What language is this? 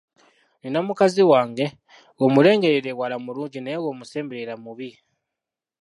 Ganda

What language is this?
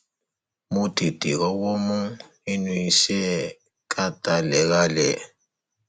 Yoruba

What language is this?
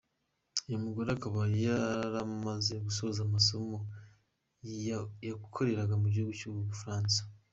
Kinyarwanda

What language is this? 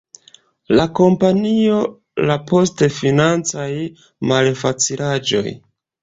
Esperanto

